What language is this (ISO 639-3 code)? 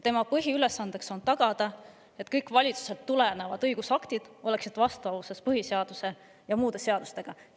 est